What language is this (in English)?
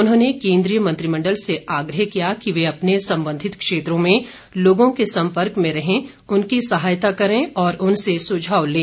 Hindi